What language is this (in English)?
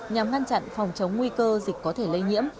Vietnamese